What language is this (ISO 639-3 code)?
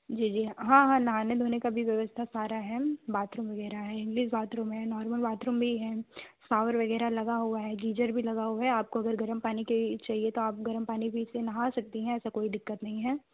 hin